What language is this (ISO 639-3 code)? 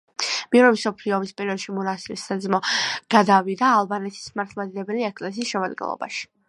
kat